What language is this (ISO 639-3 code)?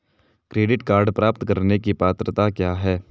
hin